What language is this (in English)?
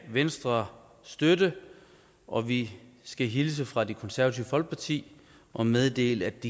Danish